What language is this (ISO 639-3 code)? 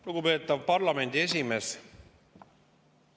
est